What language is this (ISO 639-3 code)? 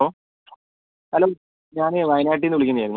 mal